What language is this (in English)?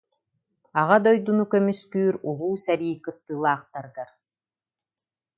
Yakut